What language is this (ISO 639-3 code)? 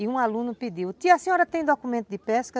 por